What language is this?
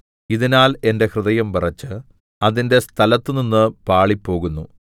Malayalam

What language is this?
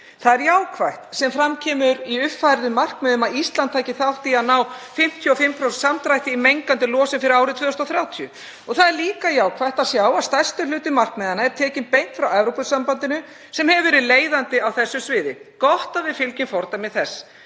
Icelandic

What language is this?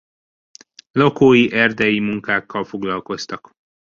Hungarian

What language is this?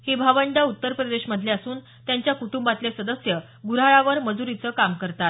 Marathi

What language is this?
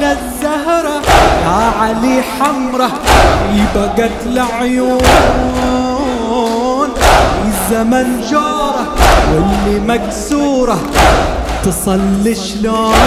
Arabic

